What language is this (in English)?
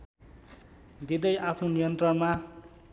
Nepali